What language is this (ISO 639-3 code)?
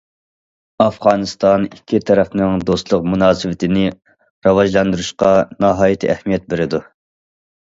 uig